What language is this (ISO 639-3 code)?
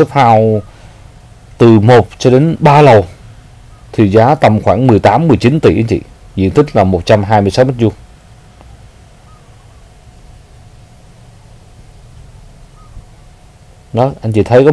vie